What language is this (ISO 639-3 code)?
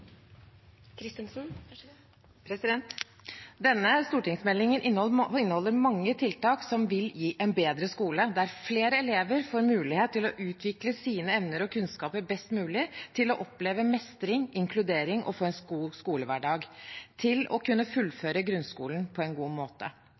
nob